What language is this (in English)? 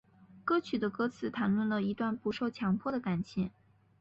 Chinese